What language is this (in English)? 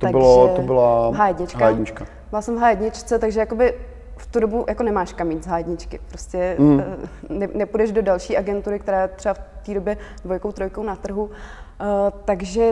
Czech